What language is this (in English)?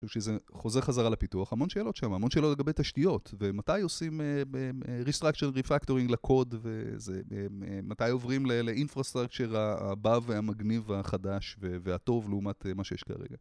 Hebrew